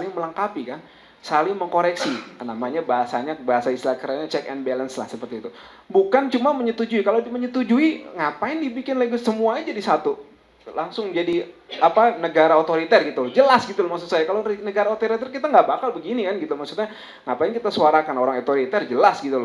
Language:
Indonesian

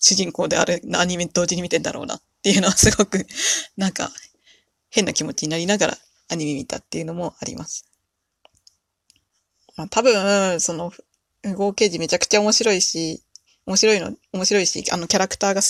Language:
Japanese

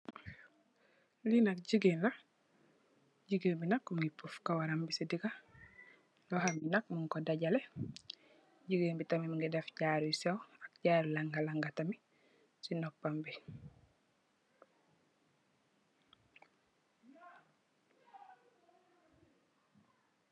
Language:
Wolof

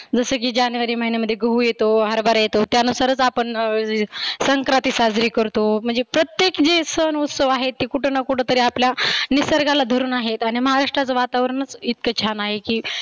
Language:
Marathi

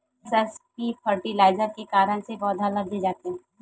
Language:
Chhattisgarhi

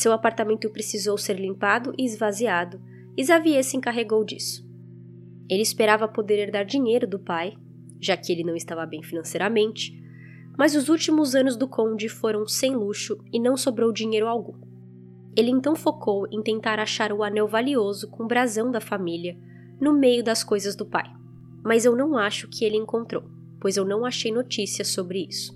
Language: Portuguese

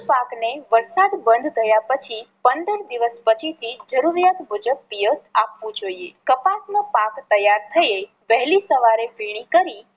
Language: Gujarati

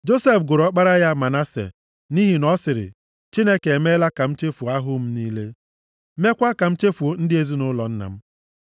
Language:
Igbo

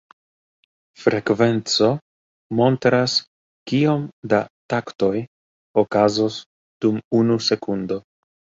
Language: Esperanto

